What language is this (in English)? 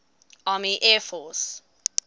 English